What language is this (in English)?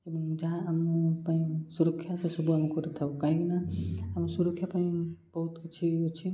Odia